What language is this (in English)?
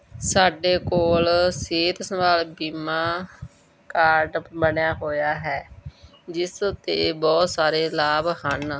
Punjabi